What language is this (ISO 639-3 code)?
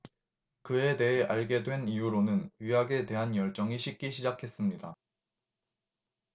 kor